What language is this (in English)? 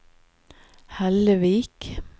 Norwegian